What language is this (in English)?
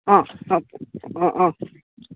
Odia